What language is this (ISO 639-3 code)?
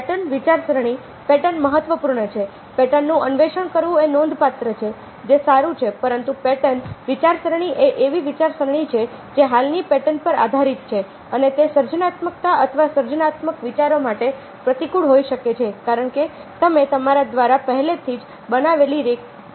guj